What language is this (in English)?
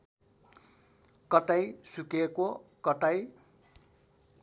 Nepali